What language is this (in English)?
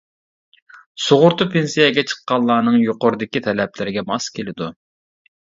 Uyghur